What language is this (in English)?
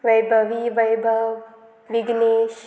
Konkani